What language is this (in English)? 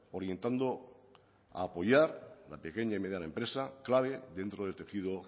Spanish